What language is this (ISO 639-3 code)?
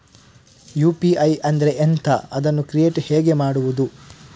kan